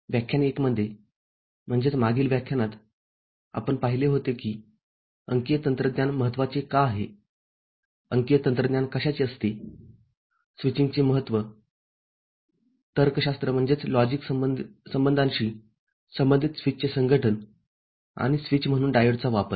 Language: Marathi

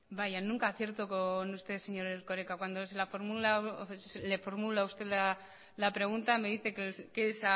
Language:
Spanish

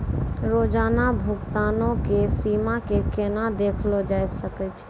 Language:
Maithili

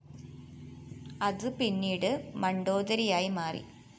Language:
Malayalam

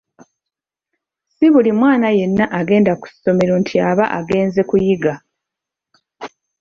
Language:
Ganda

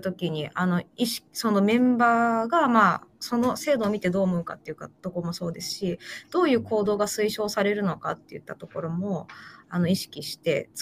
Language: Japanese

